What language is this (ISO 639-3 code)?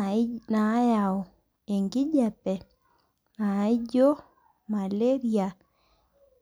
mas